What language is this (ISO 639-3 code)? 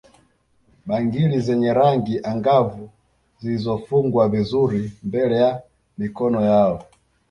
swa